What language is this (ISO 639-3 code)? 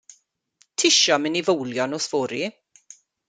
cym